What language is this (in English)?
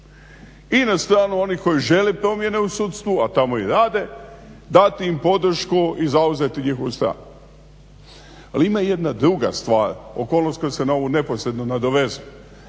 Croatian